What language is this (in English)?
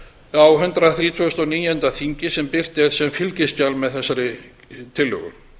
Icelandic